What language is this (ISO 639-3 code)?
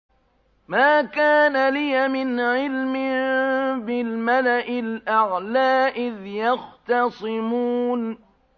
ara